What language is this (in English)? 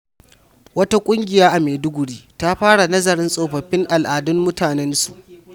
Hausa